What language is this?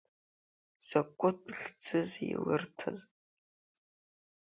Abkhazian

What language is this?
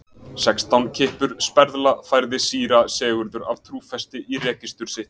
Icelandic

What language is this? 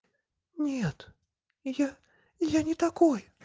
Russian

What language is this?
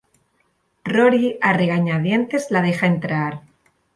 Spanish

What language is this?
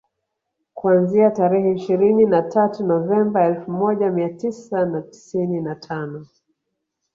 Swahili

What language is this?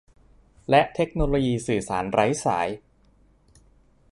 Thai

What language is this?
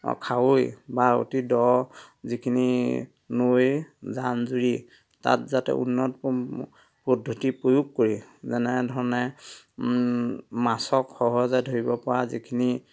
Assamese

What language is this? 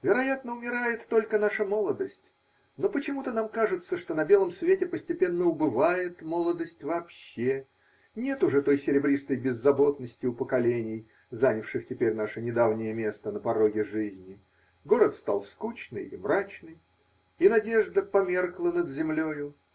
Russian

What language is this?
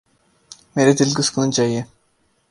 Urdu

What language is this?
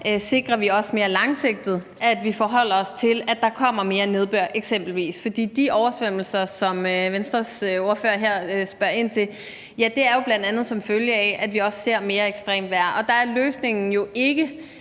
Danish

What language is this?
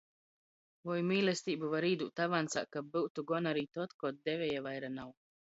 Latgalian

